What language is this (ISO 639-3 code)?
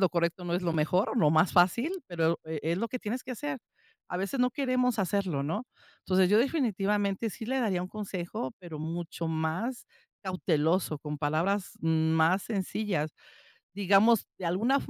spa